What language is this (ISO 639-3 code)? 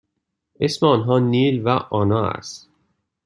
fas